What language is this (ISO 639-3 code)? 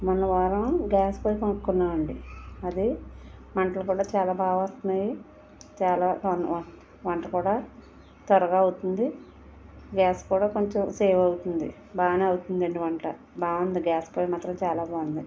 tel